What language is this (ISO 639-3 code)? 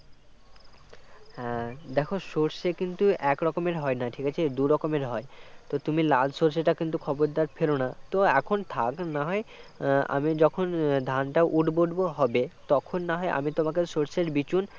ben